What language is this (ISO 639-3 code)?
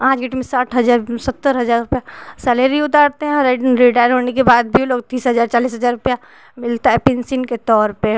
hin